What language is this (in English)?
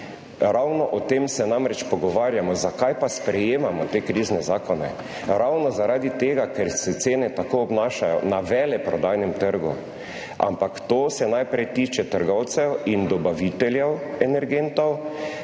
Slovenian